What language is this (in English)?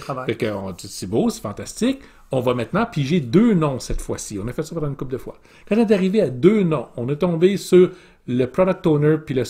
French